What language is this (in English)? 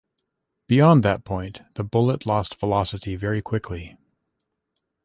English